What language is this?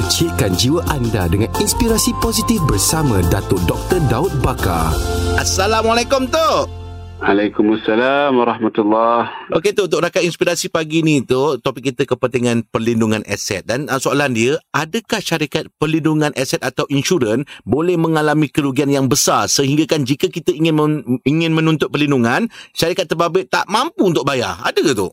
Malay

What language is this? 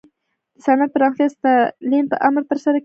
Pashto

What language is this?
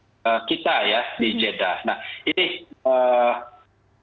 Indonesian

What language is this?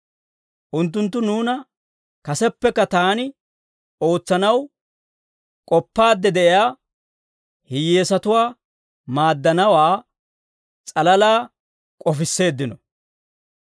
Dawro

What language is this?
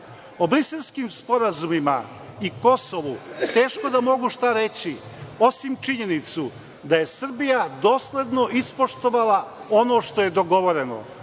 Serbian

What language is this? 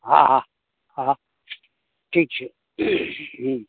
Gujarati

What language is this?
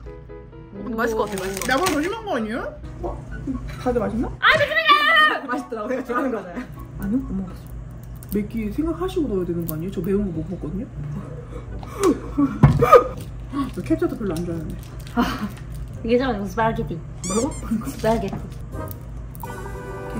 Korean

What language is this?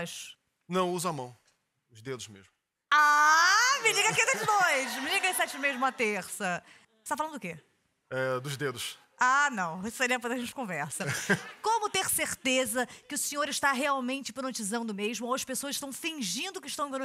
Portuguese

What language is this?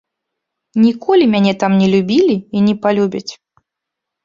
Belarusian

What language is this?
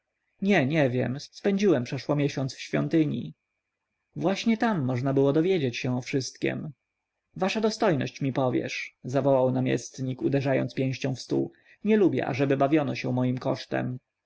Polish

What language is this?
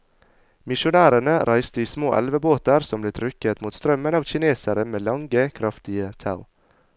Norwegian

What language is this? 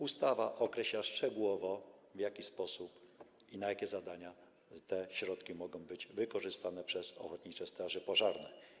Polish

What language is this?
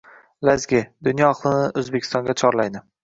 Uzbek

